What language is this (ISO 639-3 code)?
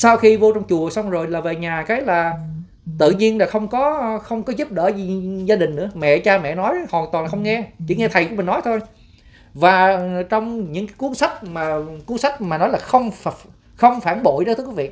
vie